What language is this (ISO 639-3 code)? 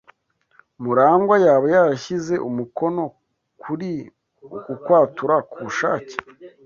kin